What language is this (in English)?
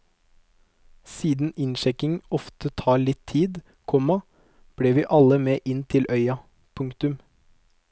Norwegian